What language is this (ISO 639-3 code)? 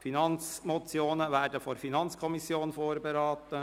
gsw